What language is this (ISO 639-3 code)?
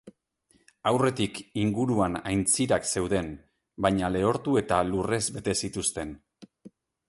eus